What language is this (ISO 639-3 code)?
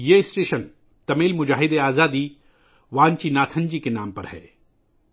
urd